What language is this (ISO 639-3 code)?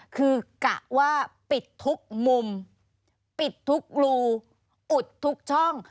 tha